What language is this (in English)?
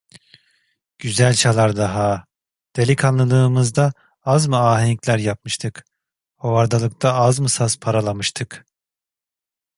Turkish